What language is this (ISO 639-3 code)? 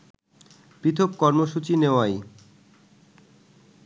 ben